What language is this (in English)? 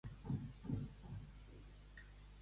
Catalan